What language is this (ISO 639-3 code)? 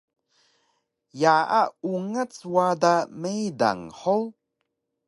trv